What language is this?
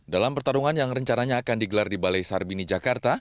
Indonesian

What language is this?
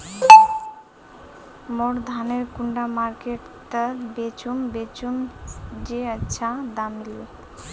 Magahi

